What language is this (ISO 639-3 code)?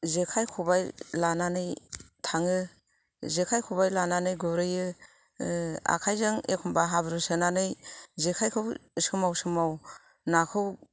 brx